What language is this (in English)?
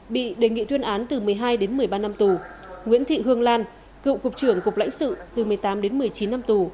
Vietnamese